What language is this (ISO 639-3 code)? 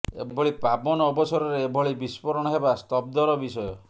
ori